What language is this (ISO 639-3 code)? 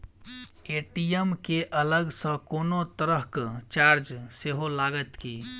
mai